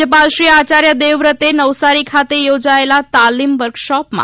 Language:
Gujarati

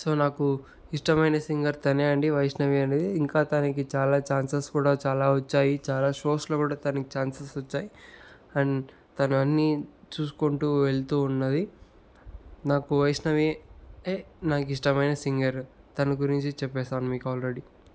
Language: Telugu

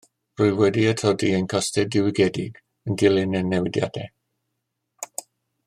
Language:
Welsh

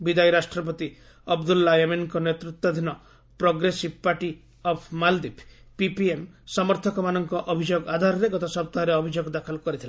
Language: Odia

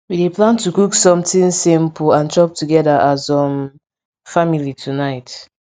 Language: Nigerian Pidgin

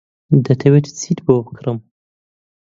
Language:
Central Kurdish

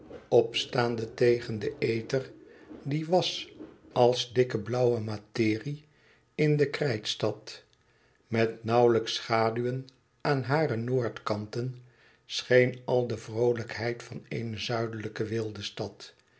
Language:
Dutch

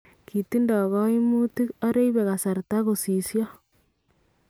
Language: Kalenjin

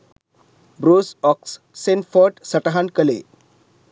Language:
Sinhala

